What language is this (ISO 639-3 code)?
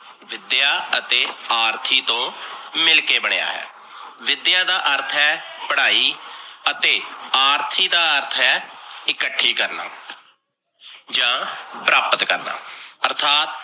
pan